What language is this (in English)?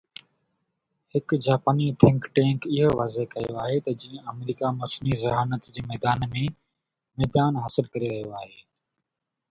Sindhi